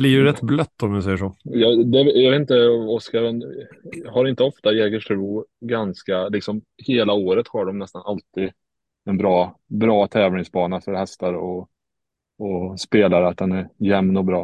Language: Swedish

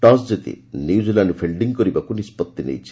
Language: Odia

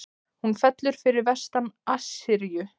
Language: Icelandic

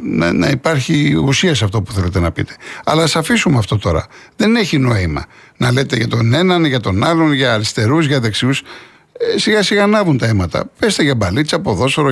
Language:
Greek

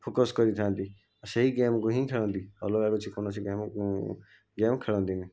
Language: Odia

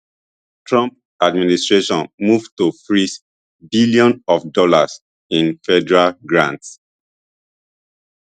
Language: Nigerian Pidgin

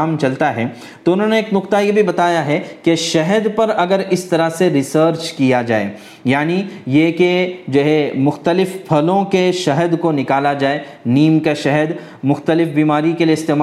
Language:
Urdu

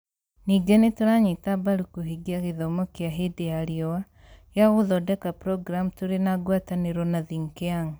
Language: Kikuyu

